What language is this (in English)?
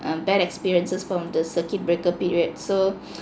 English